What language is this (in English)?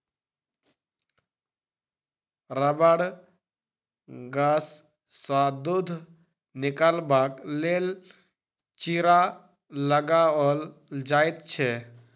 Maithili